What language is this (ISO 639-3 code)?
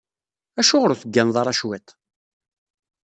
kab